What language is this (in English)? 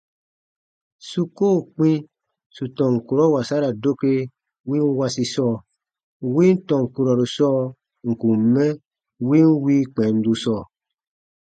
Baatonum